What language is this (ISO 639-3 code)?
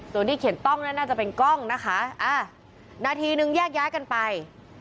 tha